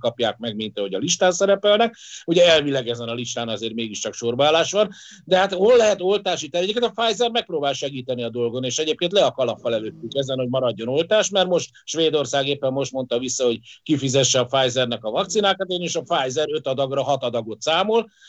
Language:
Hungarian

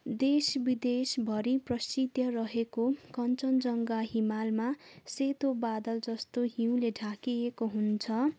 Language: Nepali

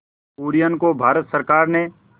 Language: Hindi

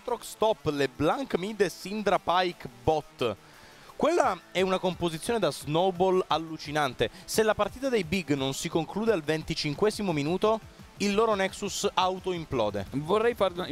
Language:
Italian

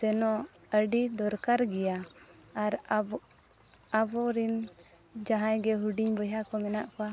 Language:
Santali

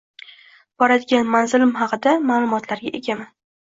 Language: Uzbek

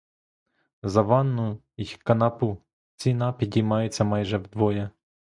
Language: Ukrainian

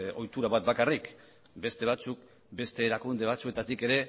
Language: Basque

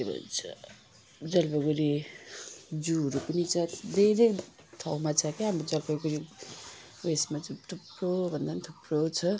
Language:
Nepali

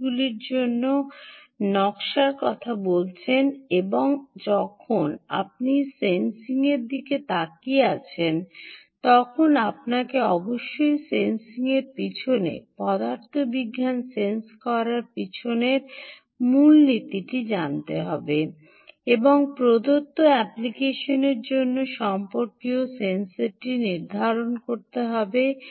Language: Bangla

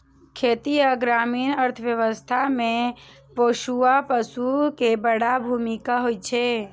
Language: Maithili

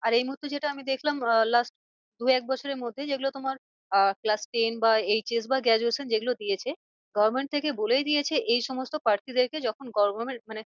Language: Bangla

